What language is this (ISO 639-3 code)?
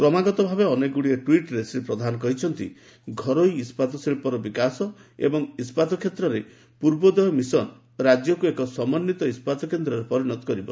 ori